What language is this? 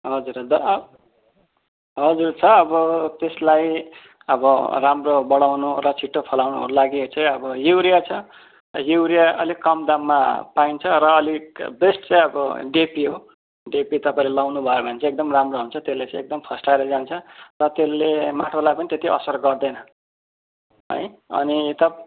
Nepali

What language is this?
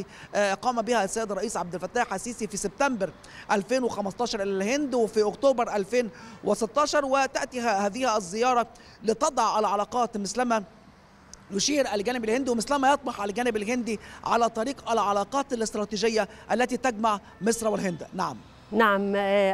Arabic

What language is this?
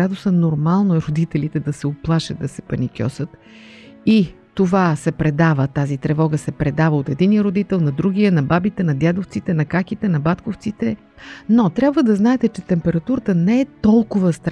Bulgarian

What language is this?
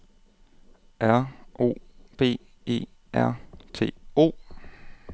Danish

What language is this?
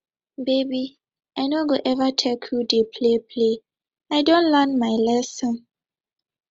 Nigerian Pidgin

